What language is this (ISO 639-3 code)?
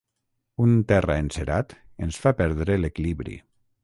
cat